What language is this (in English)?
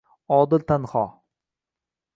Uzbek